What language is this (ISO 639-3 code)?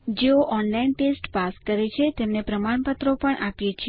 guj